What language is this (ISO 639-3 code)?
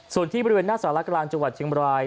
tha